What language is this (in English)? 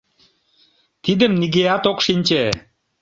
Mari